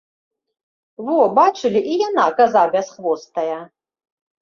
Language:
Belarusian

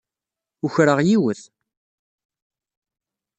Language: Kabyle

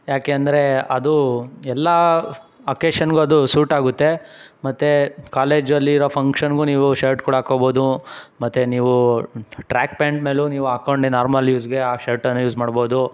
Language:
Kannada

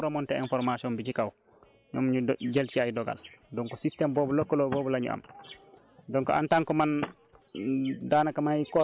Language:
Wolof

